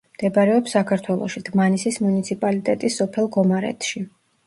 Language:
Georgian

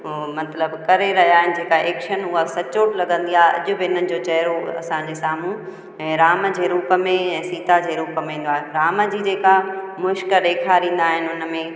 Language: Sindhi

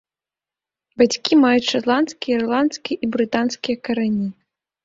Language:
Belarusian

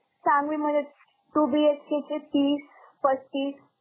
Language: Marathi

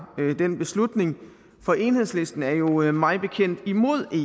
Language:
Danish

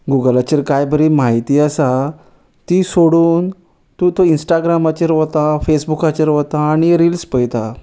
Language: Konkani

